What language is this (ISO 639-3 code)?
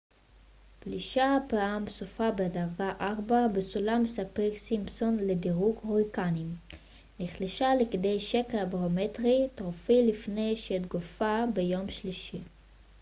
heb